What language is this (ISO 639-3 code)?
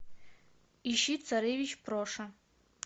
rus